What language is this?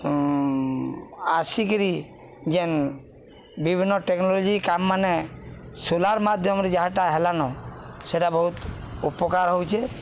Odia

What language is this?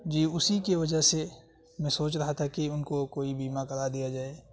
Urdu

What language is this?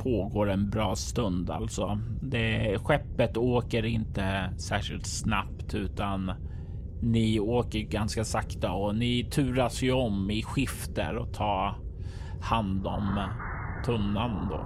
Swedish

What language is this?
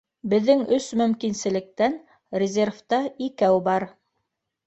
Bashkir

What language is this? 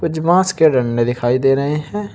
Hindi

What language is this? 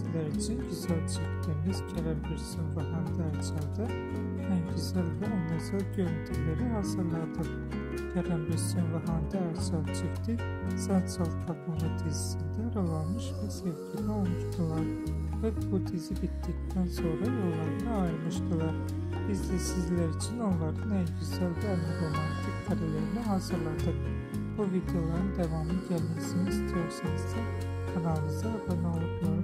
Turkish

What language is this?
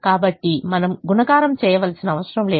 Telugu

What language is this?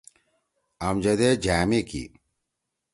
Torwali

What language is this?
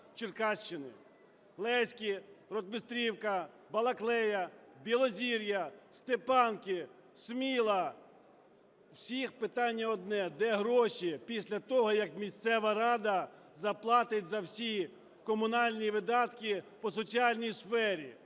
Ukrainian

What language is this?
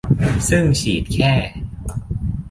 Thai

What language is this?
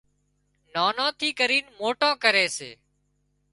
Wadiyara Koli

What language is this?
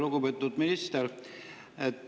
Estonian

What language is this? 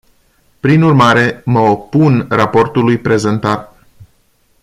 Romanian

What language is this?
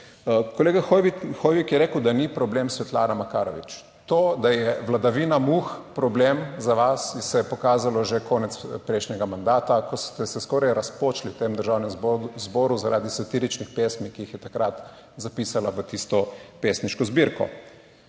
Slovenian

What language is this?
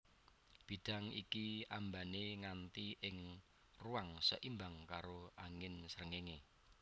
Javanese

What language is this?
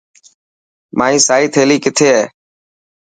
Dhatki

